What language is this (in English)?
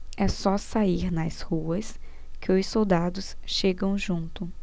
Portuguese